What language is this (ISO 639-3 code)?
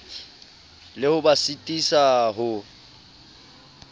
sot